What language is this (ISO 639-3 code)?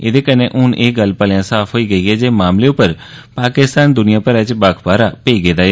doi